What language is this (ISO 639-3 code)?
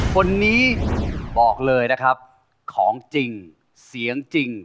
tha